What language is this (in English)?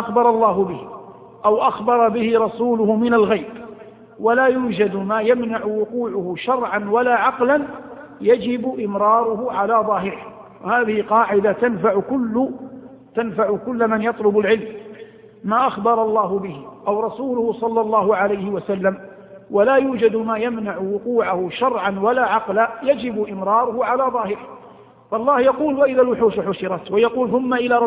Arabic